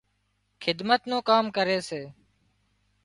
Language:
Wadiyara Koli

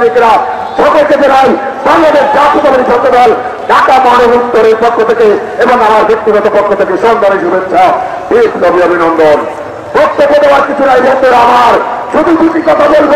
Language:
Arabic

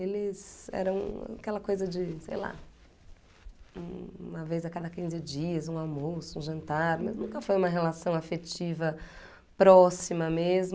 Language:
Portuguese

